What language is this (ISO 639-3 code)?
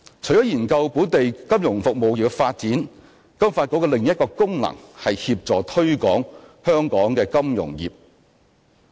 yue